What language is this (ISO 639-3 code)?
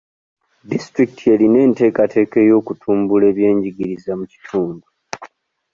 lug